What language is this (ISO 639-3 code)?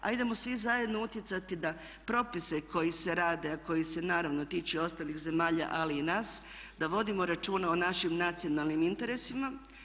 hrv